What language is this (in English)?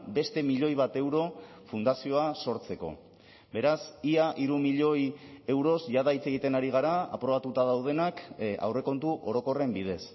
Basque